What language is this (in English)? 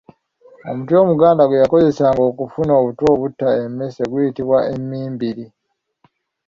Ganda